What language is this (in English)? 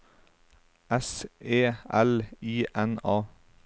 Norwegian